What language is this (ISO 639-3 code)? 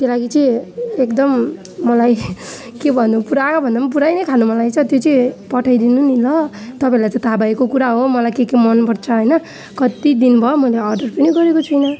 nep